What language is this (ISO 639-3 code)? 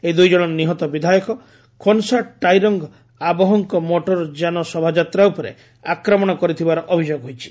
ori